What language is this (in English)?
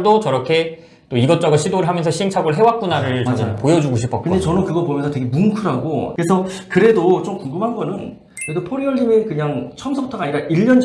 Korean